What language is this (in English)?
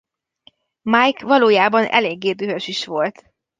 Hungarian